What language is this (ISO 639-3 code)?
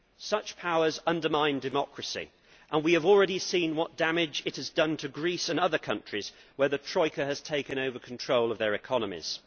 eng